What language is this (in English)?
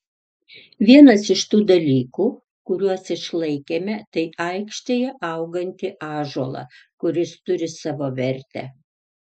Lithuanian